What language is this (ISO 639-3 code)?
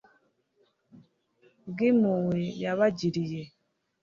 kin